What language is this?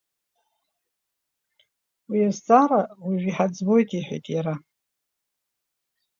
Abkhazian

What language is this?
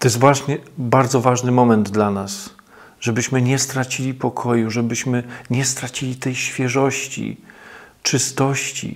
Polish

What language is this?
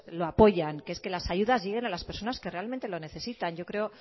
Spanish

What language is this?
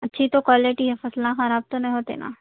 Urdu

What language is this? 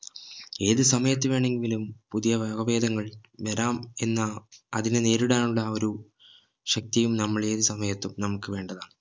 Malayalam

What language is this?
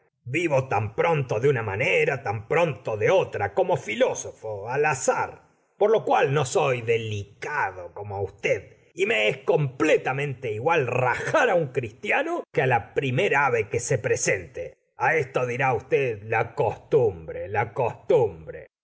Spanish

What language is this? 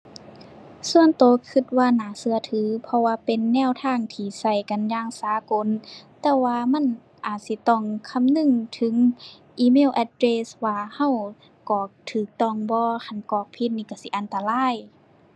Thai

